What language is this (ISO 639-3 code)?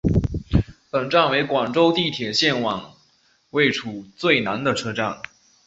zho